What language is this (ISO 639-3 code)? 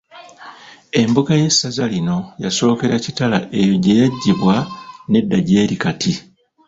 lug